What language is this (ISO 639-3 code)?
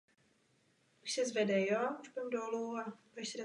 ces